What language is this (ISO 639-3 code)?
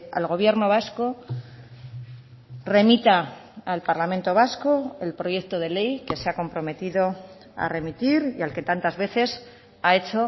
spa